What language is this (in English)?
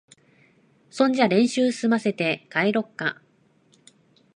Japanese